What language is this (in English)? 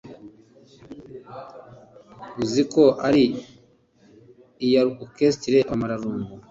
Kinyarwanda